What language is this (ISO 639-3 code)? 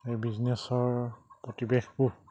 asm